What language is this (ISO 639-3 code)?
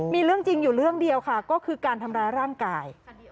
tha